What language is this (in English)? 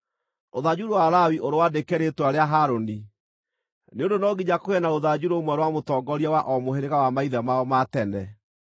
Kikuyu